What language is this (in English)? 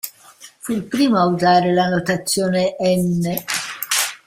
Italian